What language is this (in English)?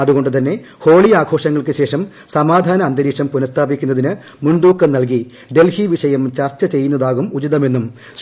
Malayalam